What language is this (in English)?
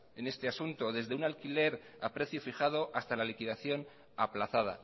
Spanish